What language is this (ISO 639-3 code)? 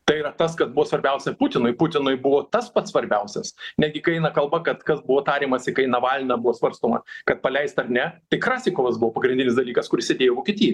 lit